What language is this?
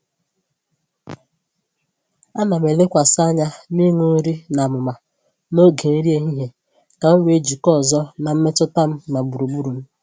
Igbo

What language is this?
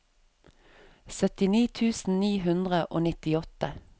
Norwegian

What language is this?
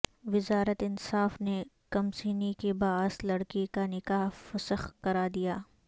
Urdu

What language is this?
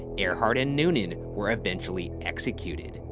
English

